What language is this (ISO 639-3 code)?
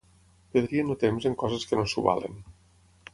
cat